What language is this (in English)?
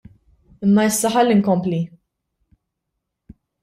Maltese